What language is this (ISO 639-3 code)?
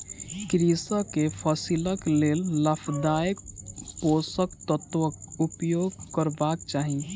mai